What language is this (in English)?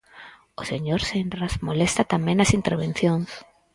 Galician